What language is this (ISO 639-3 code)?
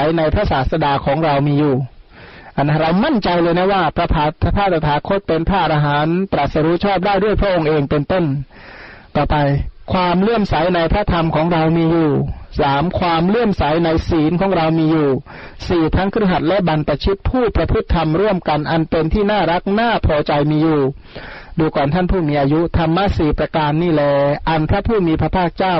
tha